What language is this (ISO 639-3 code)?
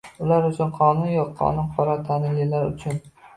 uzb